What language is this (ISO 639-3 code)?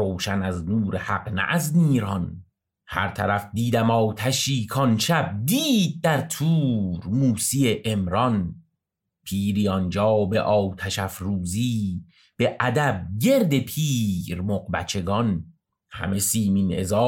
fas